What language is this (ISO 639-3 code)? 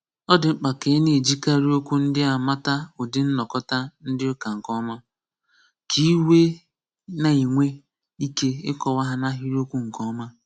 ibo